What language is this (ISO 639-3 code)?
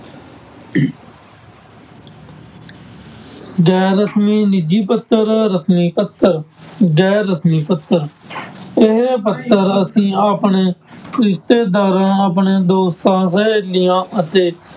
pan